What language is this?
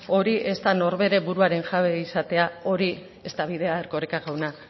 Basque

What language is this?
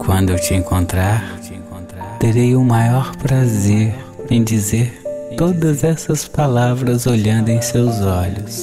Portuguese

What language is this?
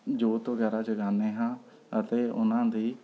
Punjabi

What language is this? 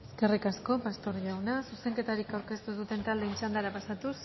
Basque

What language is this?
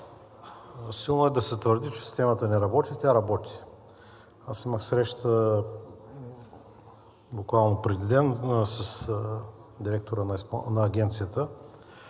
Bulgarian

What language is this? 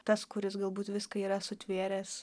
Lithuanian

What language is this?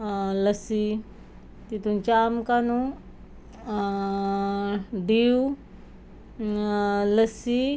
Konkani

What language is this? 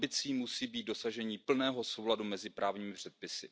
Czech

